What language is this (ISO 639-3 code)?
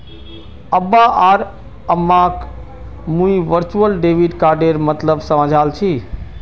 mag